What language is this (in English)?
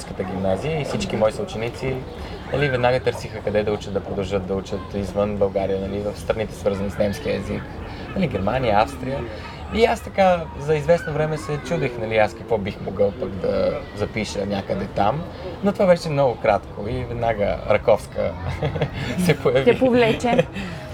Bulgarian